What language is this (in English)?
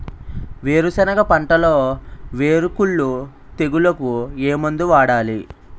Telugu